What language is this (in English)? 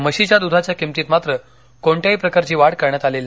Marathi